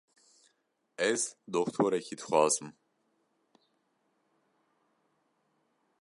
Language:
Kurdish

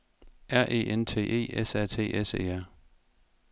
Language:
Danish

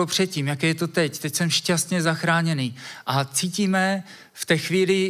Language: Czech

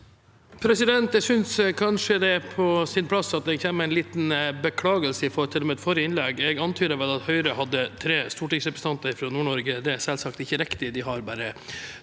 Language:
Norwegian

